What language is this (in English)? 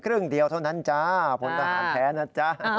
Thai